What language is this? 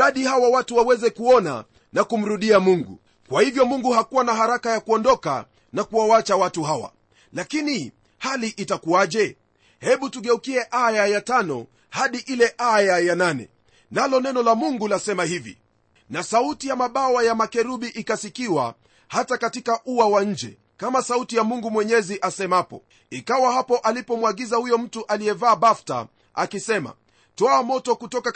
Swahili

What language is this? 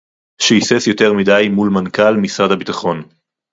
Hebrew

